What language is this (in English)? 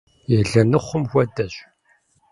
Kabardian